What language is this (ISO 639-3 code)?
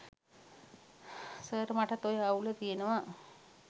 sin